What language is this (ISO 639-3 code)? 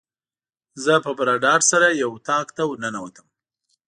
pus